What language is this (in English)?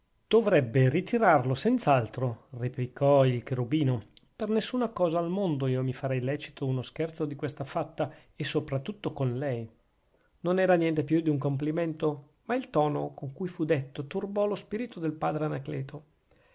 Italian